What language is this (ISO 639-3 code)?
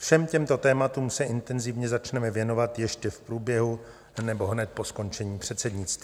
ces